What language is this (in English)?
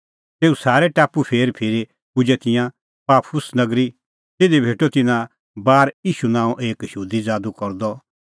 Kullu Pahari